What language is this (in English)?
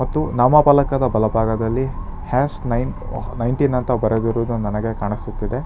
Kannada